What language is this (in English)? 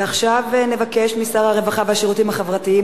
Hebrew